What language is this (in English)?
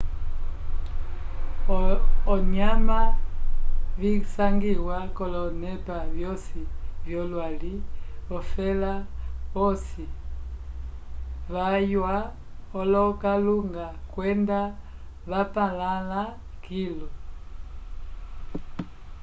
Umbundu